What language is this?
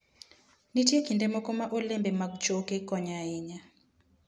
Luo (Kenya and Tanzania)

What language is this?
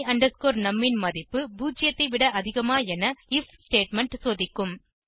Tamil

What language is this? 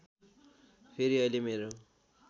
Nepali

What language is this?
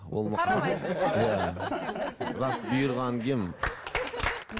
Kazakh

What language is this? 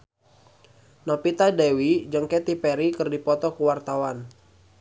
Sundanese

